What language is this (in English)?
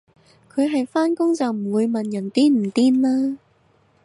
Cantonese